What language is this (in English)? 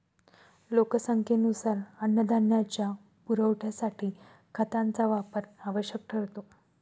Marathi